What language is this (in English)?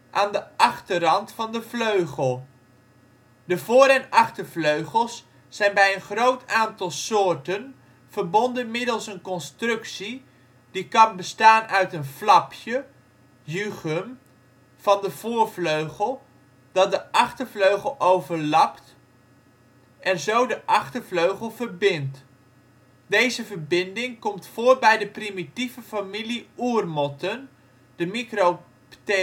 Dutch